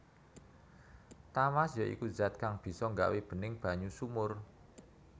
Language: Javanese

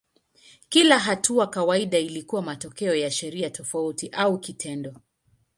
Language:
Swahili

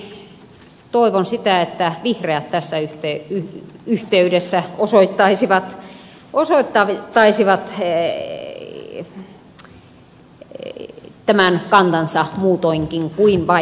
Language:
Finnish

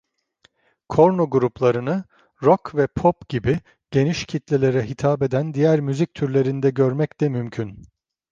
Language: Turkish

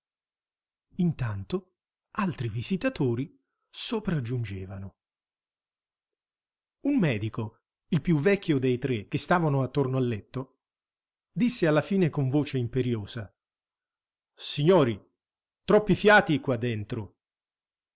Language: Italian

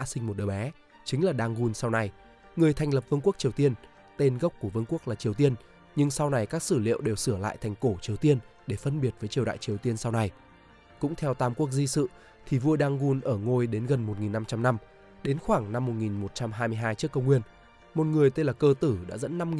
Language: Vietnamese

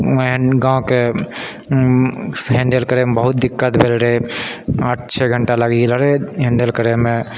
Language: Maithili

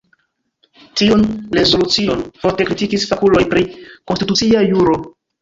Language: Esperanto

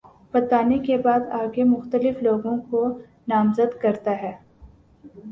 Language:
Urdu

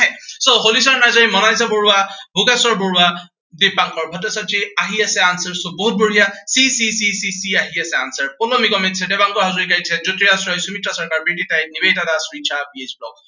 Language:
Assamese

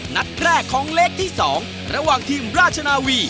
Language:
Thai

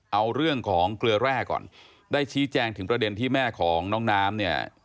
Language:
Thai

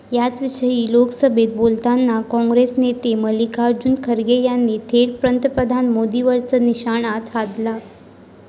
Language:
Marathi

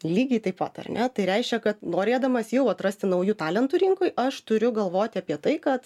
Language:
Lithuanian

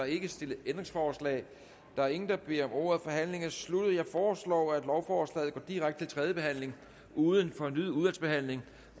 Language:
Danish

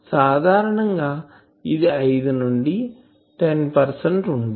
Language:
Telugu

